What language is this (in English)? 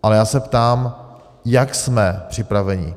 Czech